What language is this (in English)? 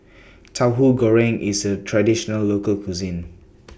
English